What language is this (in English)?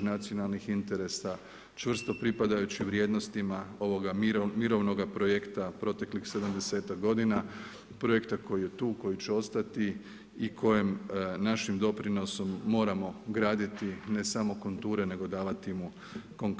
Croatian